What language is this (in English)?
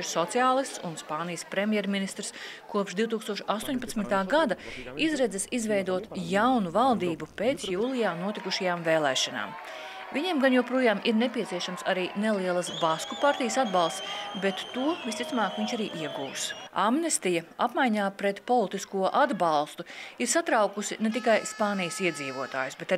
Latvian